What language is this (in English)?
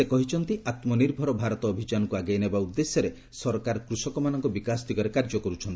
Odia